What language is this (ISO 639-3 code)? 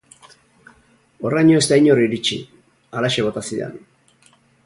eus